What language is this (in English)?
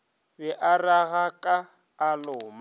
Northern Sotho